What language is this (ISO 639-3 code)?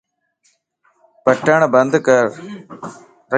lss